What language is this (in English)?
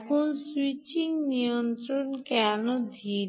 Bangla